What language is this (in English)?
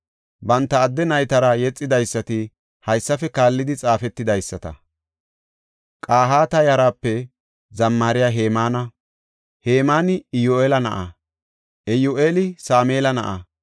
Gofa